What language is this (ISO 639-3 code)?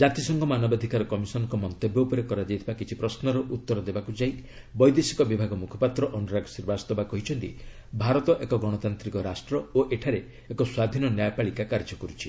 ori